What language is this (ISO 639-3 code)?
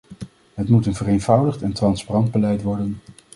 nld